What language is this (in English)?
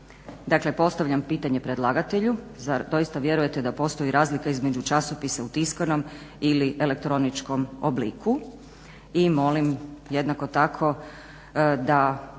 Croatian